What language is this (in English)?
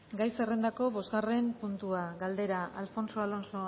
Basque